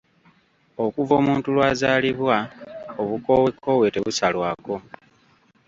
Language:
Ganda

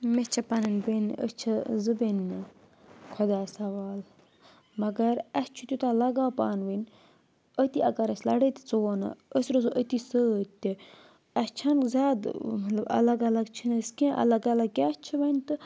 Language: Kashmiri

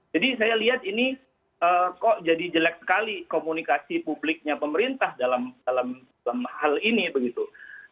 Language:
Indonesian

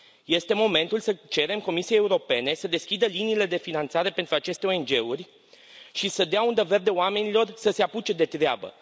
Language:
Romanian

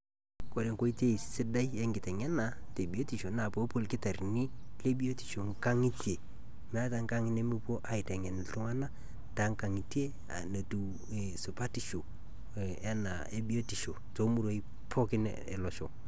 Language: Masai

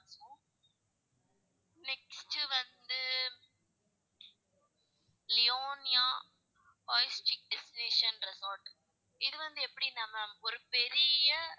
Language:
Tamil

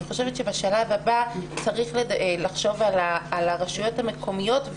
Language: Hebrew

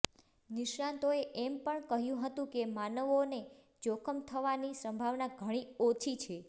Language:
Gujarati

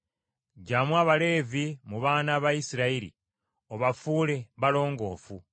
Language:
Ganda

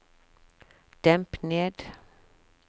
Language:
Norwegian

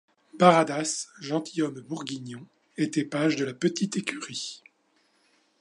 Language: French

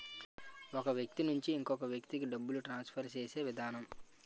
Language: Telugu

